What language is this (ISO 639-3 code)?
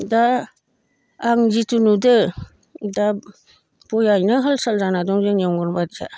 brx